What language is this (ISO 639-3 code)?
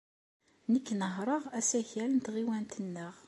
kab